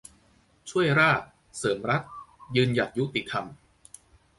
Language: Thai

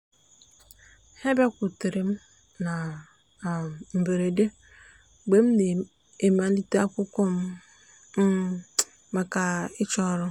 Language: Igbo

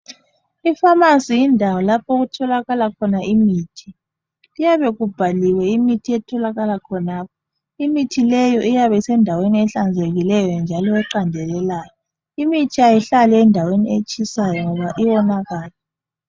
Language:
North Ndebele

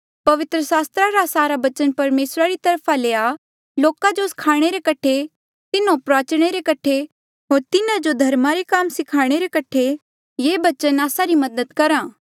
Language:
Mandeali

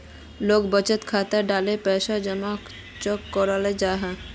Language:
Magahi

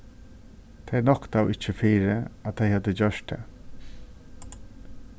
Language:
Faroese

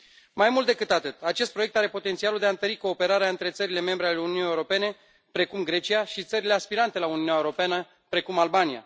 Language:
Romanian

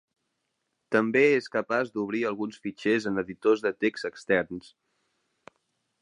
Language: Catalan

